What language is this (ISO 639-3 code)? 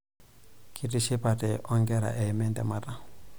mas